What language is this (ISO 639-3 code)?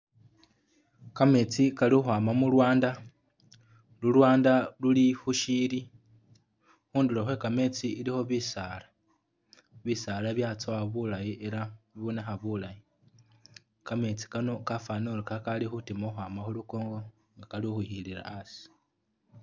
myx